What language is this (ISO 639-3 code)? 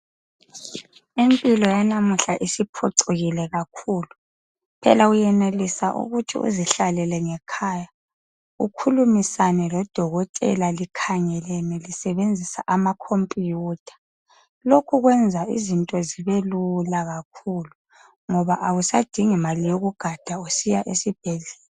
nde